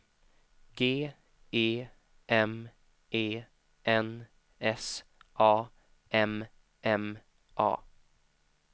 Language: Swedish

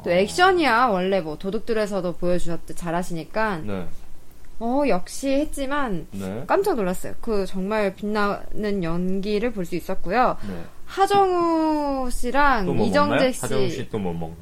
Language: Korean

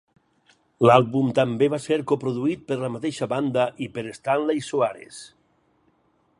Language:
Catalan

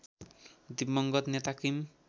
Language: Nepali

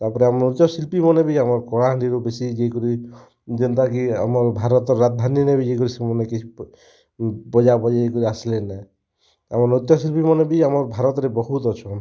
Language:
Odia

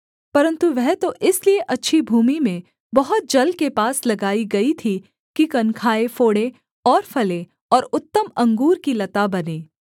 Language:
Hindi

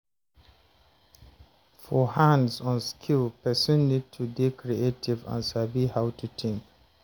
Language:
Nigerian Pidgin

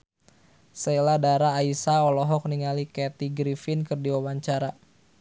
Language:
Sundanese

